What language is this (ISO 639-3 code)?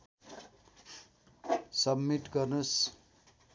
nep